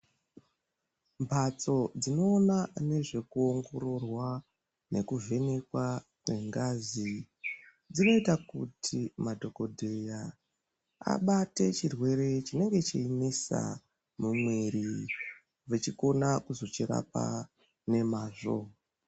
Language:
Ndau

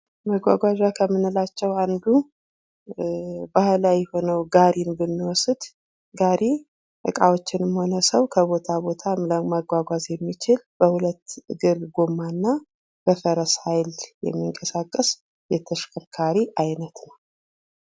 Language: Amharic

